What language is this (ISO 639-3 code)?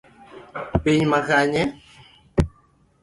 luo